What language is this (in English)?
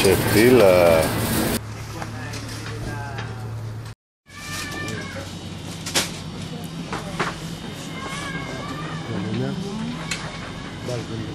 Greek